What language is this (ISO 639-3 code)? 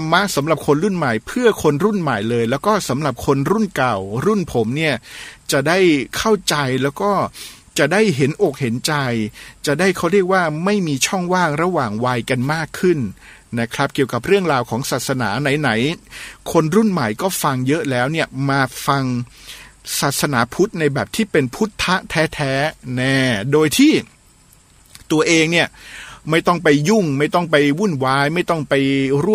tha